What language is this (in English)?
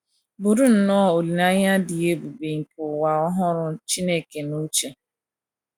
Igbo